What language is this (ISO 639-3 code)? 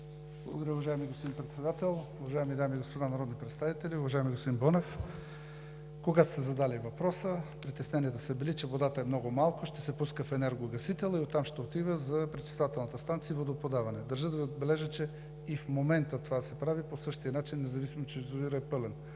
bul